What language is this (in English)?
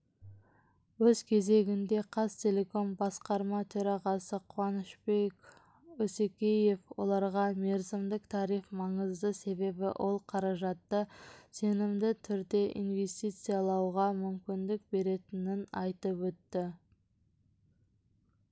Kazakh